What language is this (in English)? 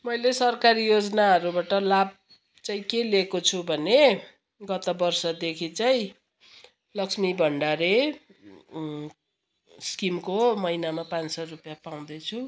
Nepali